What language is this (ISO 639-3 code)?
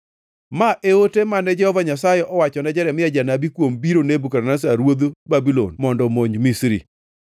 luo